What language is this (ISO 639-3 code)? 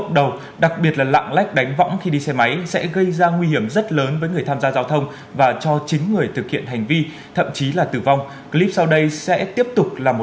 vie